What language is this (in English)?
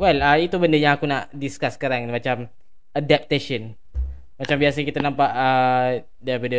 Malay